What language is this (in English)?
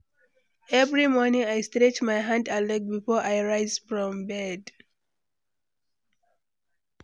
Nigerian Pidgin